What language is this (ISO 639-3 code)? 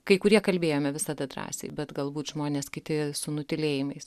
lit